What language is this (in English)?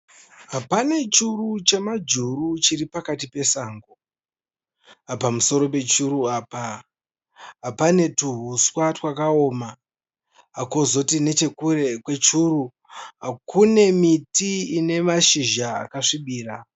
Shona